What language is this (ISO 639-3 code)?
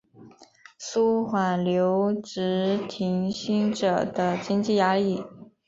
zho